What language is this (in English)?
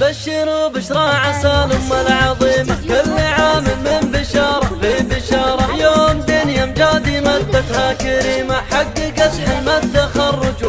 Arabic